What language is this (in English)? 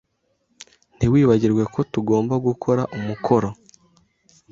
Kinyarwanda